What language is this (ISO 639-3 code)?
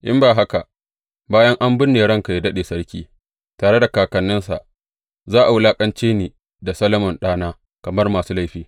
hau